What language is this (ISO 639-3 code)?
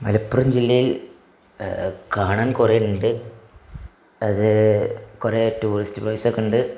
mal